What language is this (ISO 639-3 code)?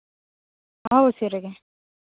sat